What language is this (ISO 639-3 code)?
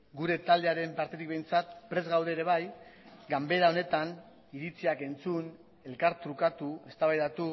eus